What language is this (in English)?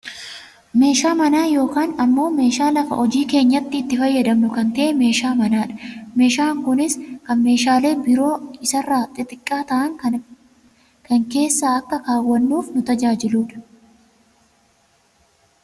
Oromo